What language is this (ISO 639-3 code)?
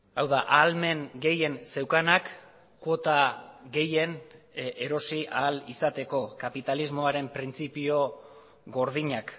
eus